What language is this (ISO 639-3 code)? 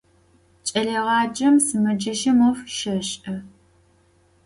ady